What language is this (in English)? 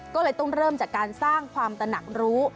Thai